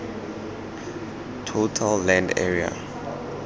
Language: Tswana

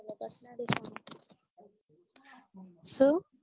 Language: Gujarati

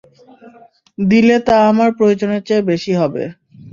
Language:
Bangla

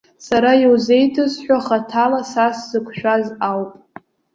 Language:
Abkhazian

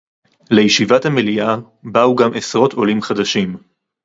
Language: Hebrew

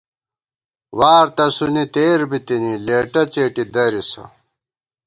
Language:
Gawar-Bati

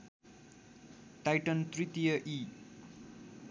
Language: Nepali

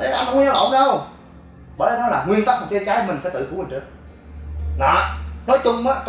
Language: Vietnamese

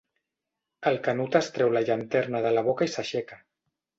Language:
Catalan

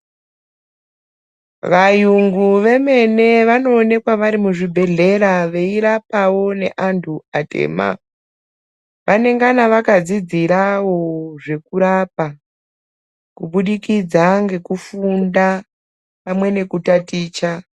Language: Ndau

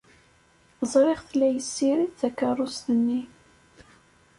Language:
Kabyle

